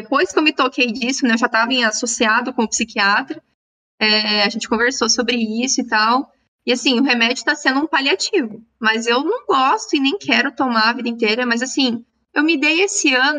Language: Portuguese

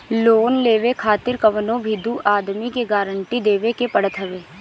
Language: Bhojpuri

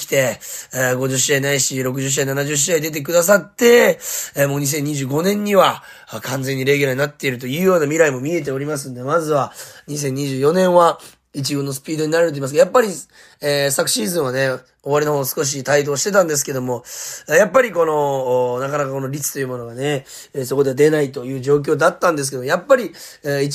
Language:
Japanese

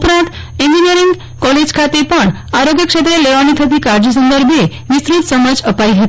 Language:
Gujarati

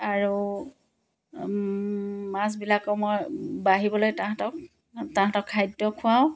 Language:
Assamese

